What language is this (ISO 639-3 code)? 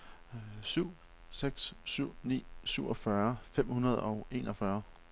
dan